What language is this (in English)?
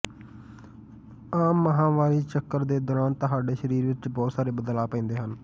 Punjabi